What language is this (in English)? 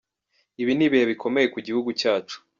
Kinyarwanda